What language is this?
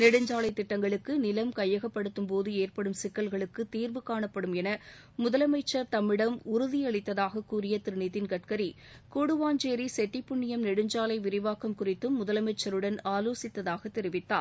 Tamil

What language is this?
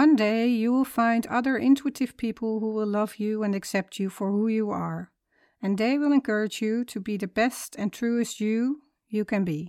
Dutch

